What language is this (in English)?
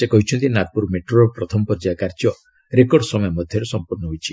Odia